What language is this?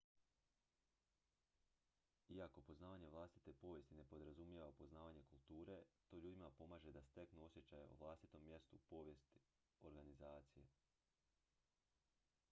Croatian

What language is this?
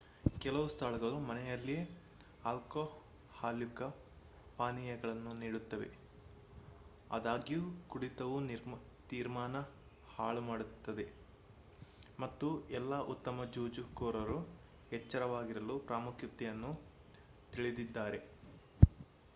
Kannada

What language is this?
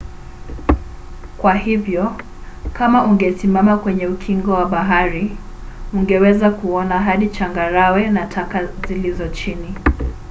Swahili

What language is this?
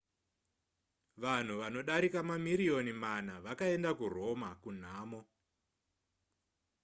Shona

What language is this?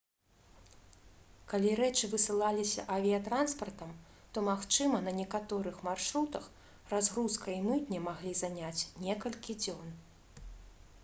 Belarusian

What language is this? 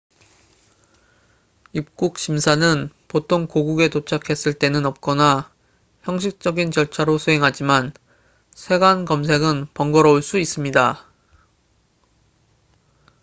Korean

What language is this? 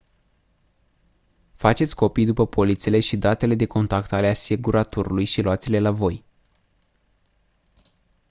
Romanian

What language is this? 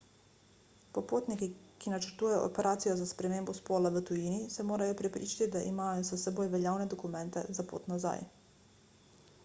Slovenian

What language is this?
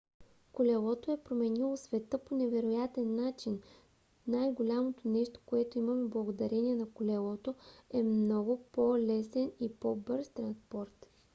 Bulgarian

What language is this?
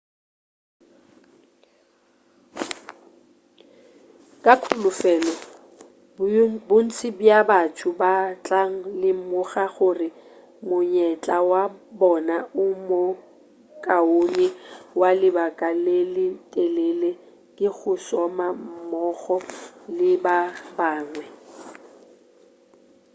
Northern Sotho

